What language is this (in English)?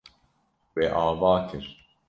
Kurdish